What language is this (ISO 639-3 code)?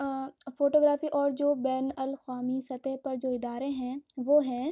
urd